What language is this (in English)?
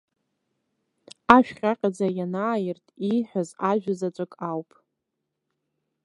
Abkhazian